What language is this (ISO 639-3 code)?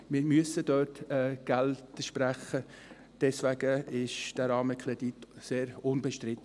gsw